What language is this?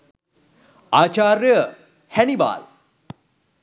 Sinhala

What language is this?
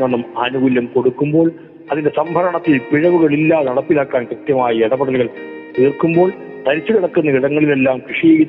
Malayalam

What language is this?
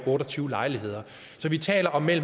Danish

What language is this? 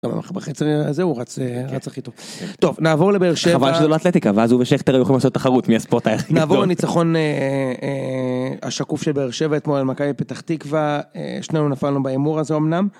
Hebrew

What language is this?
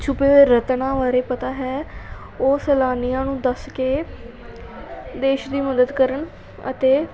Punjabi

